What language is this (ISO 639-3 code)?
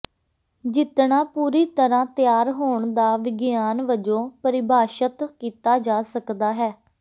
pan